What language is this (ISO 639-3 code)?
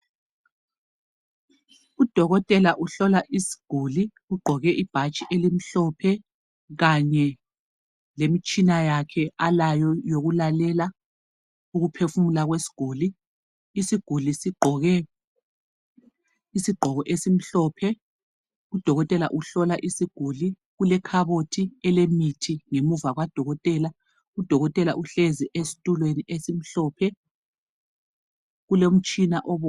nde